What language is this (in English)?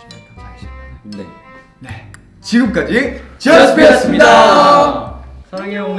Korean